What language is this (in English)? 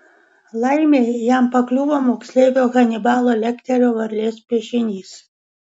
Lithuanian